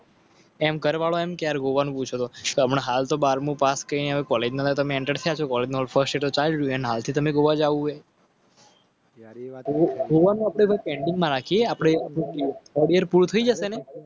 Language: Gujarati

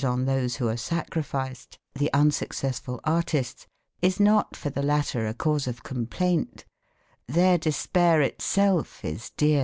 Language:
English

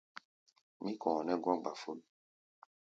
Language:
Gbaya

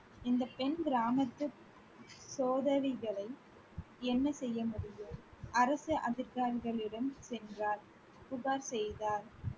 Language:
Tamil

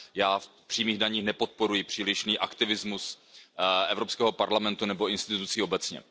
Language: Czech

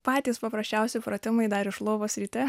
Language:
Lithuanian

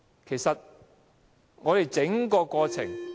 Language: Cantonese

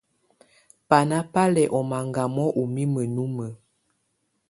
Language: Tunen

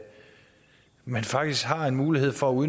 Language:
Danish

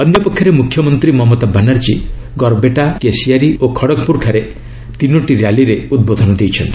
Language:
Odia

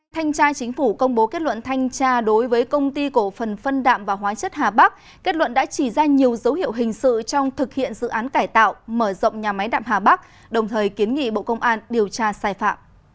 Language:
Vietnamese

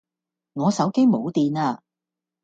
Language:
Cantonese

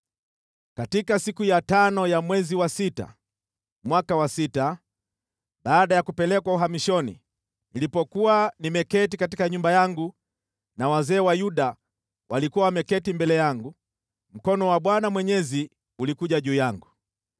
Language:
Swahili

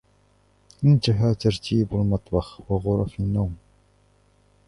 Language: Arabic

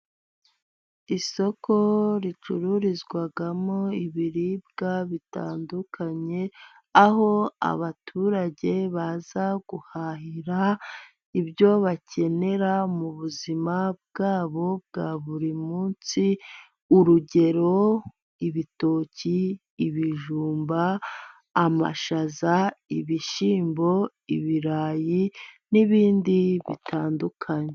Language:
Kinyarwanda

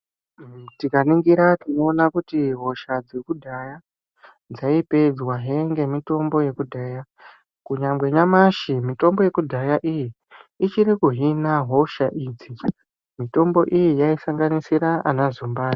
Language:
Ndau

